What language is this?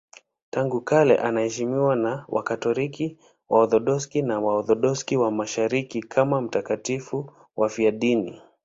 Swahili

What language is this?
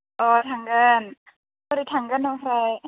Bodo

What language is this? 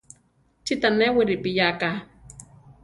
Central Tarahumara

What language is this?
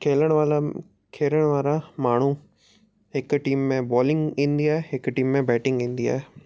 Sindhi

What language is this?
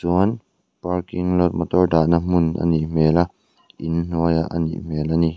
Mizo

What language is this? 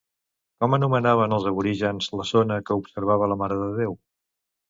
Catalan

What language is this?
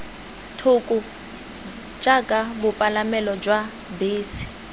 Tswana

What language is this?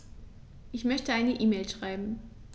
German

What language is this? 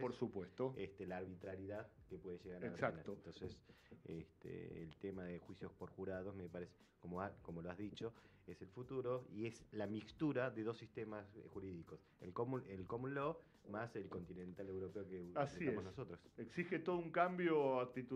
Spanish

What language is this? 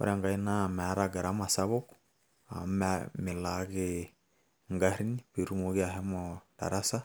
Masai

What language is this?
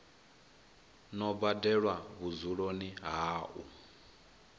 Venda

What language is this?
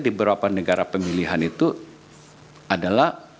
Indonesian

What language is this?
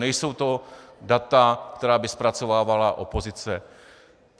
Czech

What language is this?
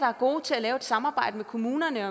Danish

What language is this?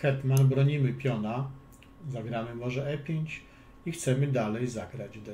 Polish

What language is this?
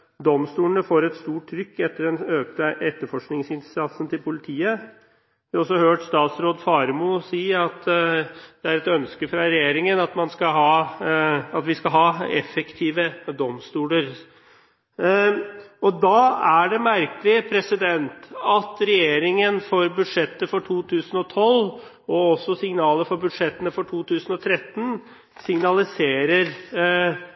Norwegian Bokmål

